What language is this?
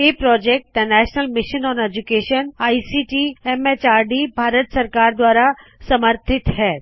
Punjabi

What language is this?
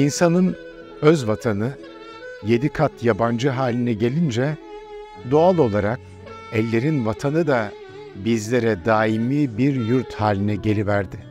Turkish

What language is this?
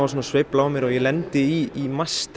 Icelandic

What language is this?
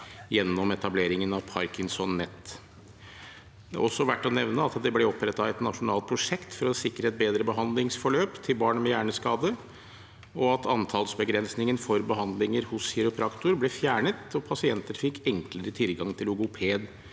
Norwegian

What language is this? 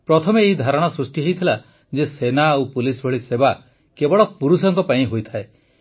Odia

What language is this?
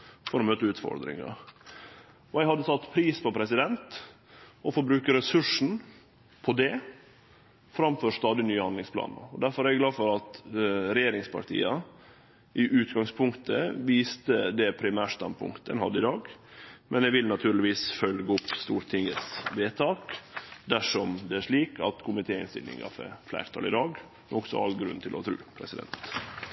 Norwegian Nynorsk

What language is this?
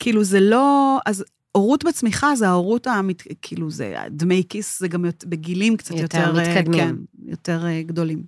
Hebrew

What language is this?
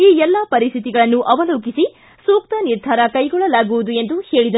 Kannada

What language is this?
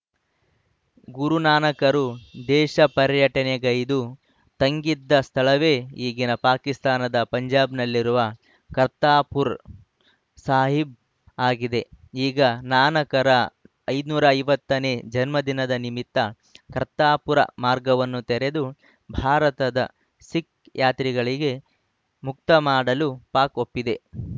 Kannada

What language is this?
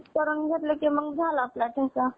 Marathi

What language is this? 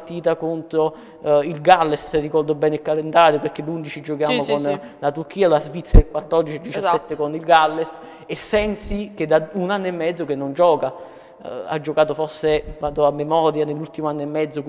Italian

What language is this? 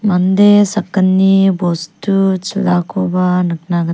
Garo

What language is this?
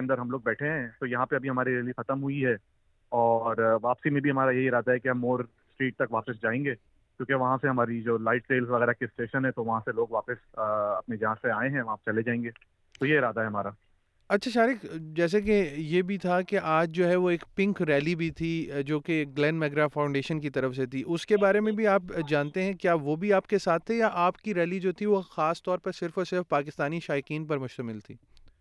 Urdu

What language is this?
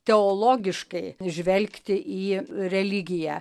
Lithuanian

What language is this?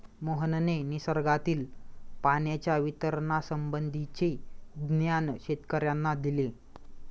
Marathi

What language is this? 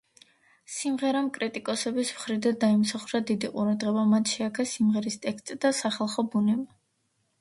Georgian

